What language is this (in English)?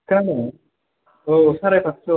Bodo